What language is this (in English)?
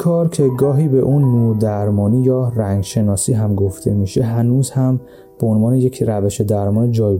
Persian